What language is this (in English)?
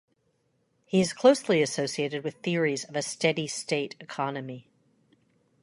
English